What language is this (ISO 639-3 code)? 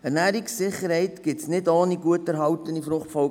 gsw